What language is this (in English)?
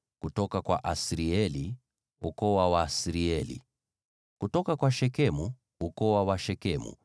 Swahili